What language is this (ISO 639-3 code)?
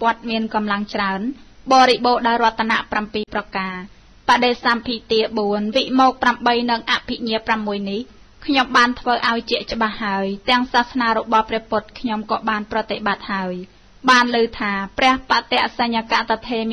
tha